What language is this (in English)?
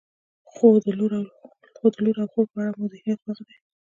Pashto